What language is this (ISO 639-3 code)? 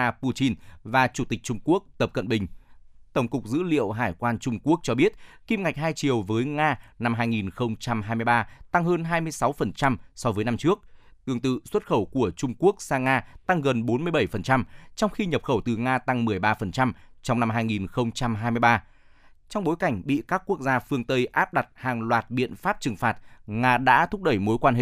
vie